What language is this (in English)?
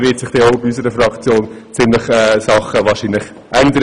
Swiss German